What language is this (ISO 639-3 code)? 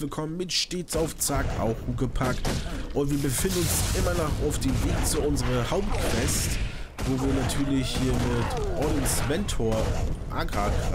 deu